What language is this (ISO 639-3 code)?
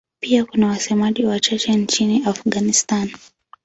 swa